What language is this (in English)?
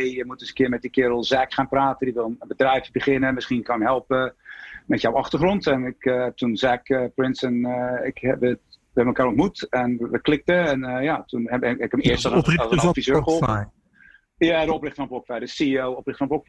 Dutch